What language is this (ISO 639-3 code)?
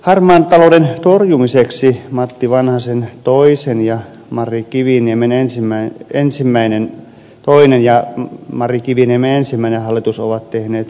fin